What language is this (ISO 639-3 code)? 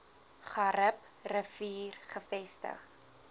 afr